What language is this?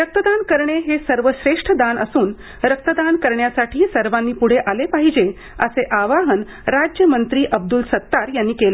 Marathi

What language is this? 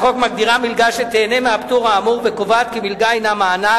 Hebrew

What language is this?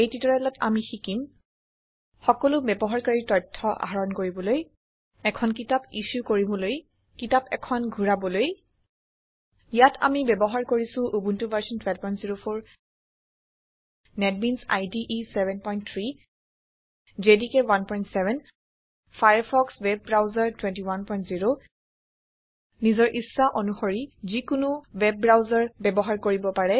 Assamese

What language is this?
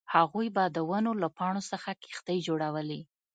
Pashto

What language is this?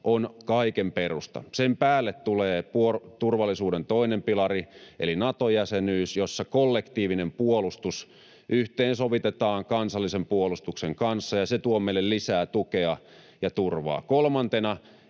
Finnish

